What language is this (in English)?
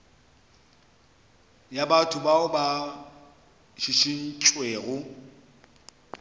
Northern Sotho